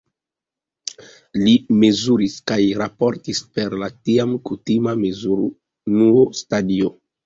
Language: Esperanto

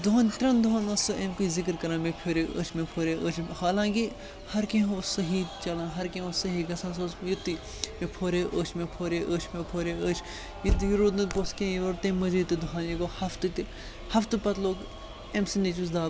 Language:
Kashmiri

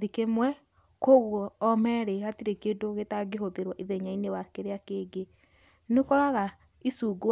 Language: Kikuyu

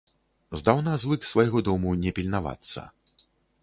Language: Belarusian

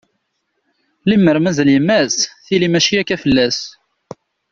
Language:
Kabyle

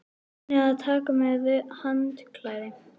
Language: Icelandic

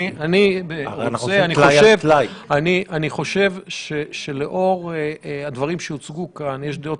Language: Hebrew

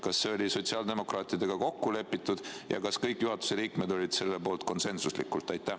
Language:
Estonian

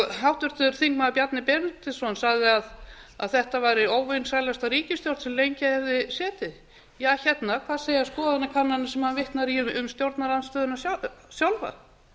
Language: Icelandic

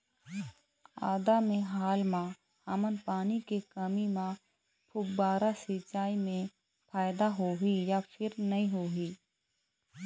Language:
Chhattisgarhi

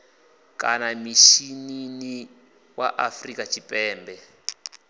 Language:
Venda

